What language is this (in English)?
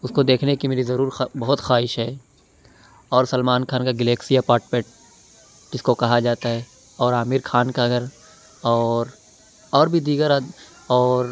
Urdu